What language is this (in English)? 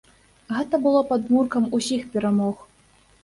Belarusian